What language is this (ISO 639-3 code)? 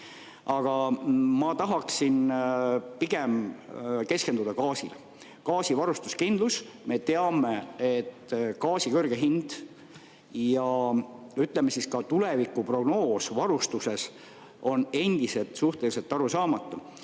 est